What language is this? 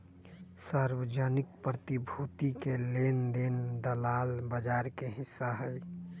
Magahi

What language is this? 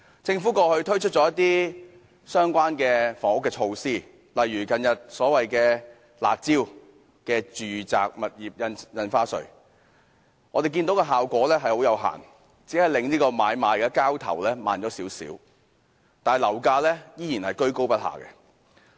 Cantonese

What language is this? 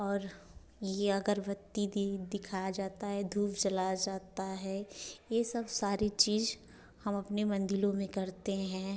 Hindi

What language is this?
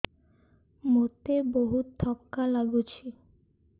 Odia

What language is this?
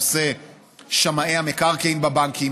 Hebrew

